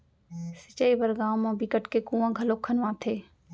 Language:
Chhattisgarhi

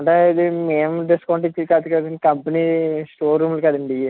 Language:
Telugu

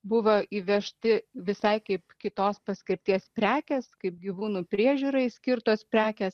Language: Lithuanian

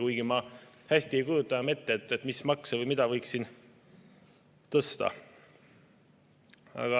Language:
Estonian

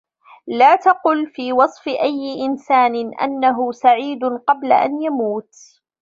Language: Arabic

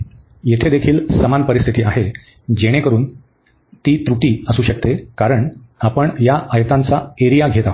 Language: Marathi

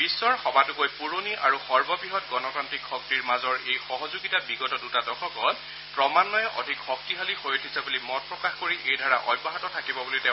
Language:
Assamese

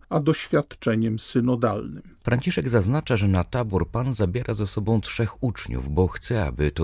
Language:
Polish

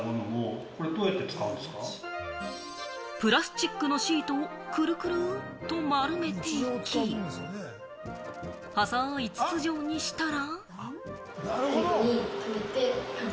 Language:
Japanese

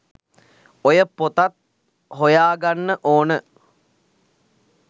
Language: Sinhala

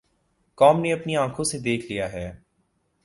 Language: Urdu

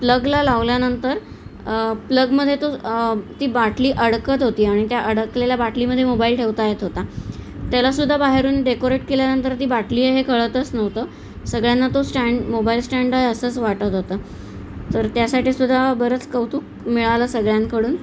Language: Marathi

